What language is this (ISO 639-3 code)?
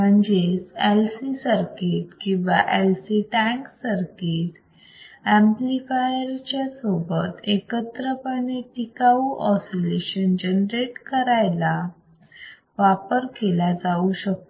mar